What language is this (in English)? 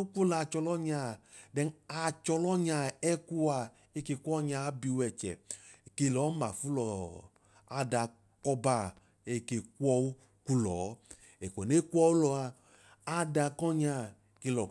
Idoma